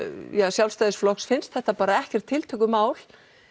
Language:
Icelandic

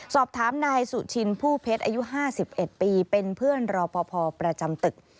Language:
Thai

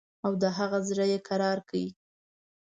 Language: Pashto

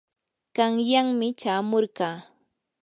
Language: Yanahuanca Pasco Quechua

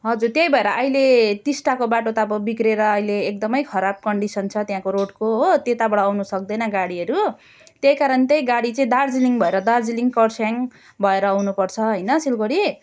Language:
Nepali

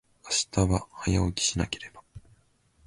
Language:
Japanese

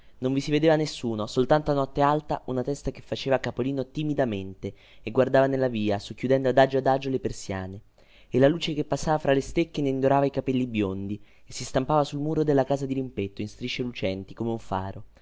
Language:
Italian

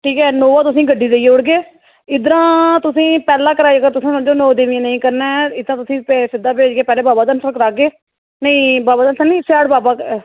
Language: Dogri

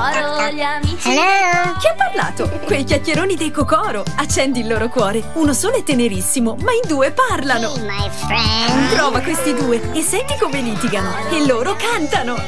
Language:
Italian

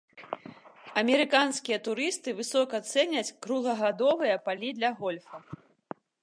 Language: Belarusian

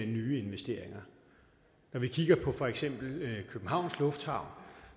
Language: Danish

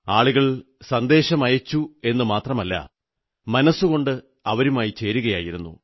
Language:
Malayalam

